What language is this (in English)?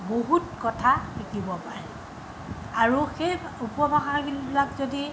Assamese